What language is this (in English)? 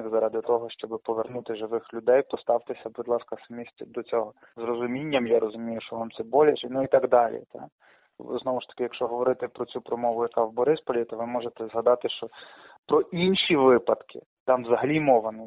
Ukrainian